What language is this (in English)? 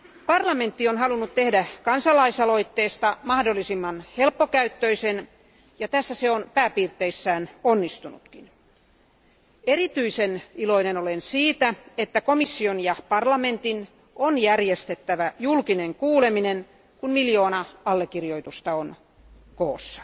Finnish